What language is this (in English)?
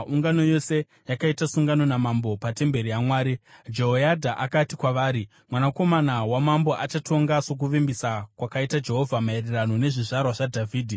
Shona